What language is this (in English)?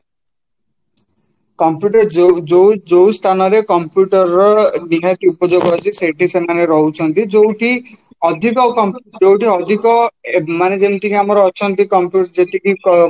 Odia